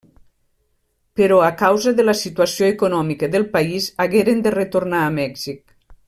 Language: Catalan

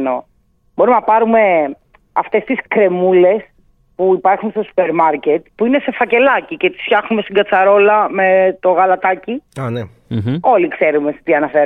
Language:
Greek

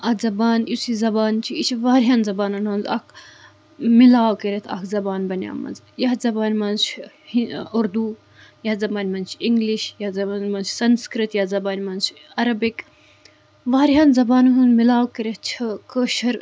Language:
Kashmiri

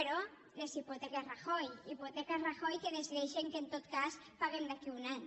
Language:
Catalan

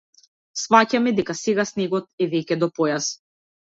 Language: Macedonian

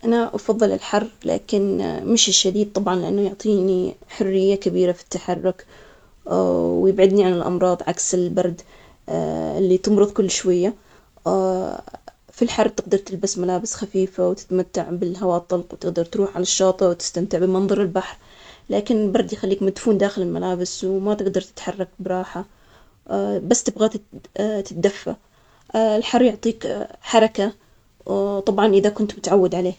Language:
Omani Arabic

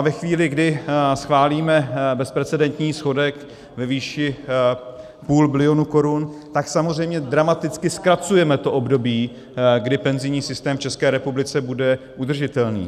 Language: Czech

